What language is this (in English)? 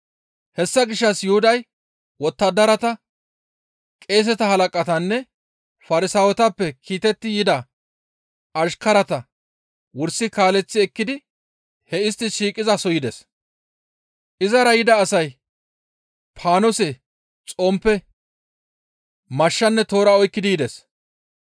Gamo